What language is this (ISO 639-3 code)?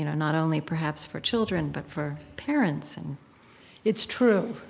eng